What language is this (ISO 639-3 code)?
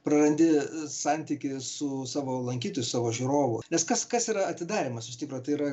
lit